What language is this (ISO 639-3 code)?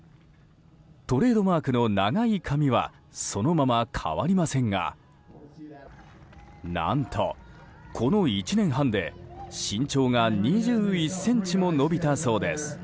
jpn